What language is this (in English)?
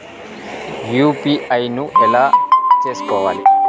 Telugu